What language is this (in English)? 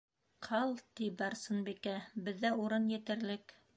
Bashkir